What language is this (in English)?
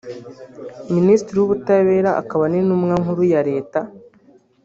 Kinyarwanda